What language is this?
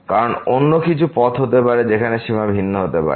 Bangla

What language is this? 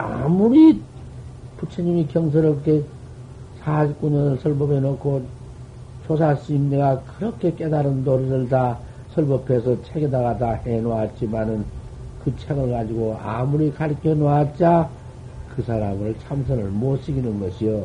Korean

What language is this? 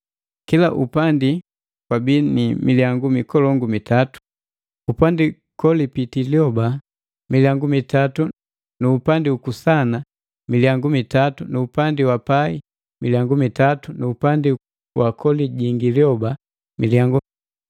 Matengo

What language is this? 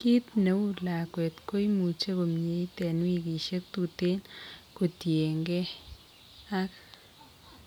Kalenjin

